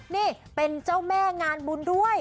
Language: Thai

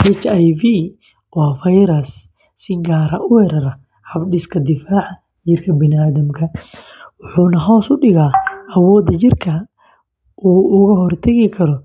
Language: Somali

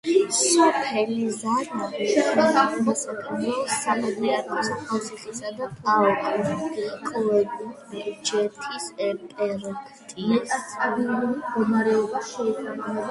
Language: Georgian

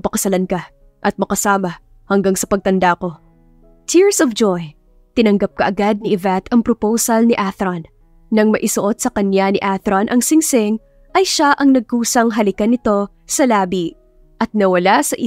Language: Filipino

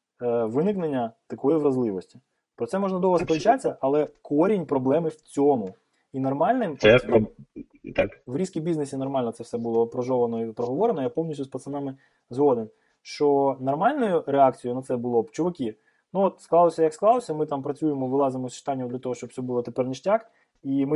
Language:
Ukrainian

